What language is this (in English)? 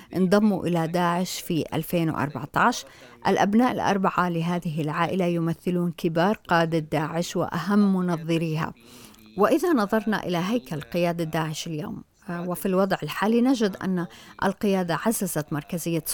Arabic